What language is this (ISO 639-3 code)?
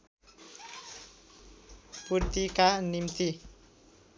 nep